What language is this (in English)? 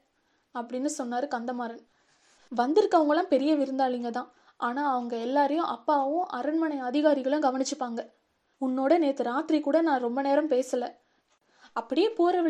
Tamil